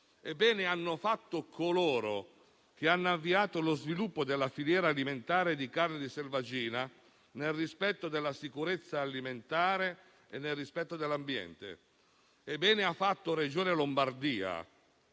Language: Italian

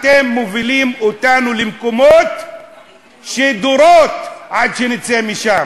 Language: Hebrew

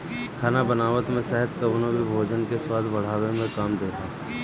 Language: Bhojpuri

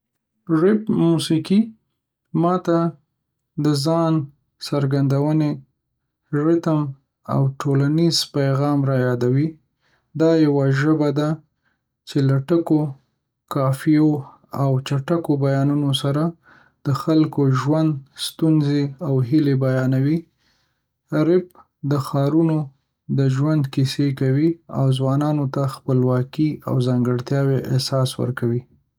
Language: Pashto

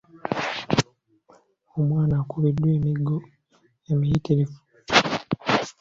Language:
Ganda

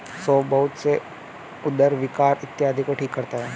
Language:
Hindi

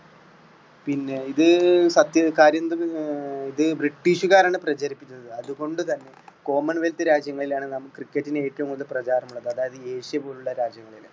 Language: Malayalam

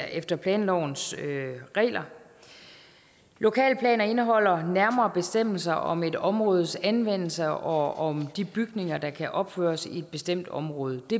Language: Danish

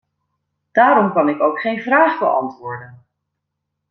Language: Dutch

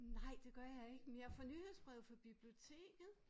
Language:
Danish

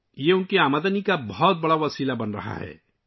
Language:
Urdu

